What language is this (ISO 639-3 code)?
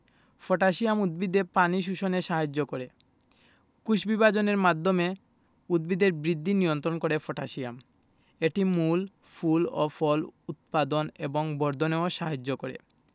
ben